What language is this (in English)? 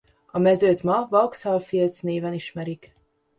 Hungarian